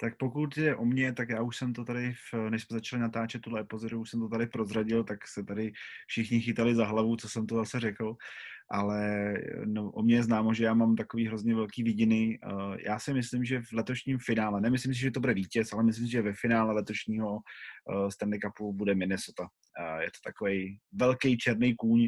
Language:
Czech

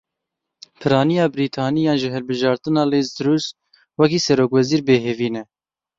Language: Kurdish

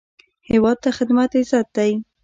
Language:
Pashto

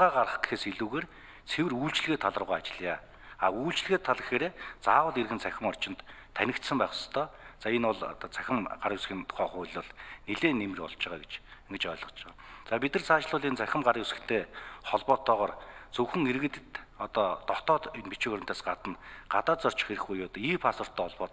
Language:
Turkish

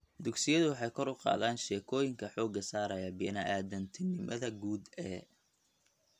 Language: Somali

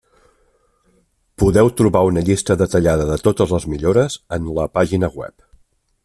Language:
Catalan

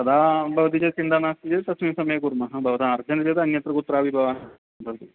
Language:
Sanskrit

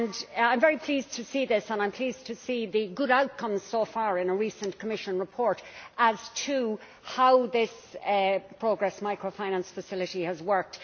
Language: English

